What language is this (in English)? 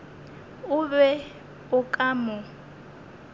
Northern Sotho